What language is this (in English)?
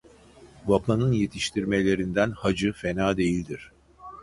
Turkish